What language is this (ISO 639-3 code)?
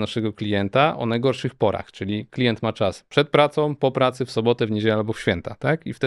pol